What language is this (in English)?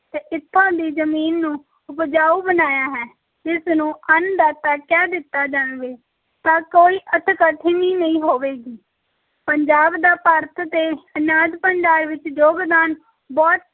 Punjabi